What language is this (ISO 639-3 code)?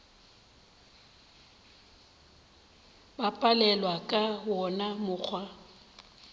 nso